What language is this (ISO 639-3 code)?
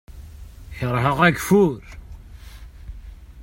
kab